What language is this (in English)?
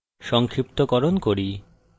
Bangla